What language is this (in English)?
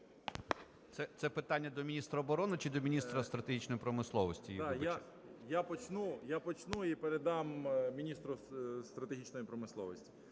Ukrainian